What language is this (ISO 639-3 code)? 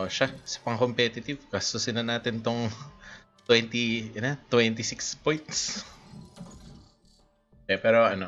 eng